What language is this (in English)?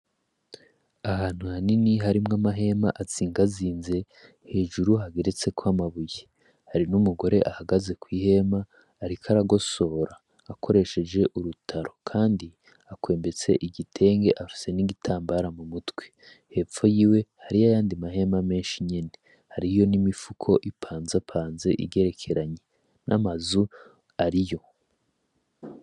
Rundi